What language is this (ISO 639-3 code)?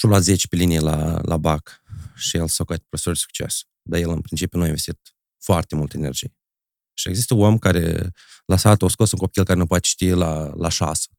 ron